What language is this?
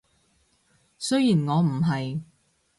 Cantonese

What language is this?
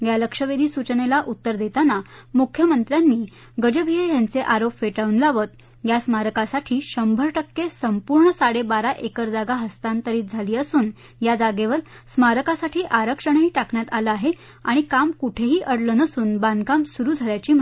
Marathi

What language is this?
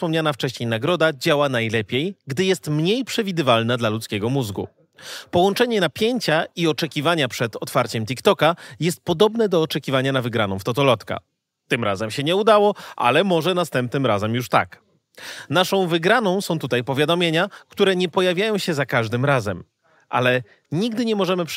Polish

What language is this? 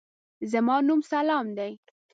Pashto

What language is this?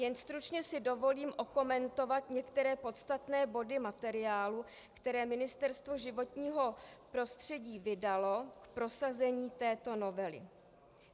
Czech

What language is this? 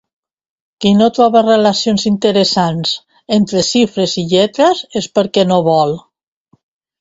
Catalan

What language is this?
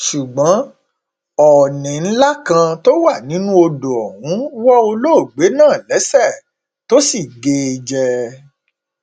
Yoruba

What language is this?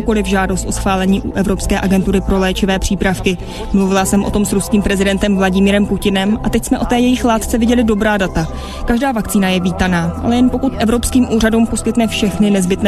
Czech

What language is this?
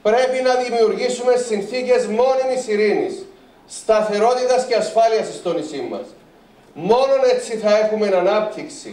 Greek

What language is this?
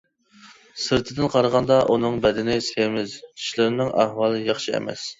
Uyghur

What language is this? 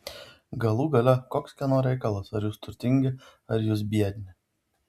Lithuanian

